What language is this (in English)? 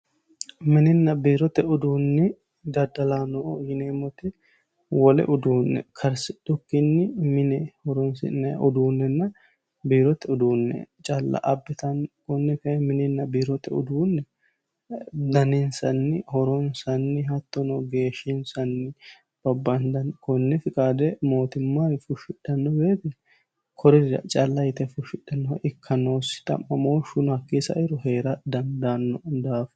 Sidamo